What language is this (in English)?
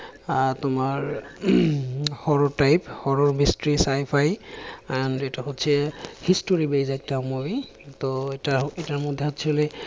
Bangla